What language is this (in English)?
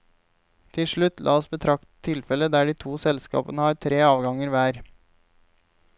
Norwegian